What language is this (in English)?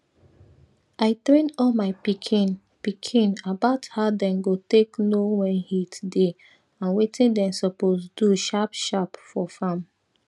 Nigerian Pidgin